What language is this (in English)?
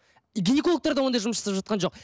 Kazakh